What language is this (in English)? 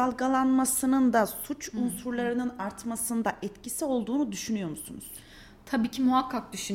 Turkish